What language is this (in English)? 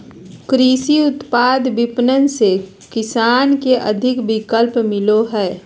Magahi